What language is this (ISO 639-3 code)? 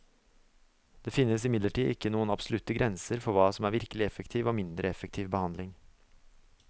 nor